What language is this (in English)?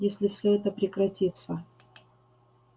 Russian